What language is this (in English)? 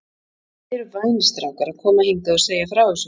Icelandic